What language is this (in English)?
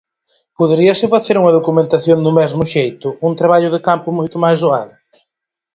Galician